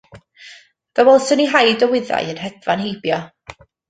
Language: Welsh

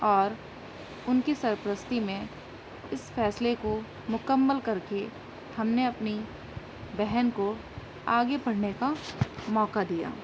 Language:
Urdu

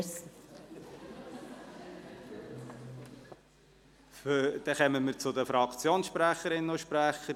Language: Swiss German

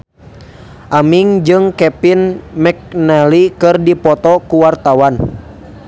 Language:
Sundanese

